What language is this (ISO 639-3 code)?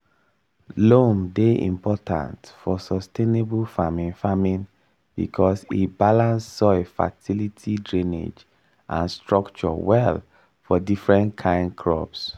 pcm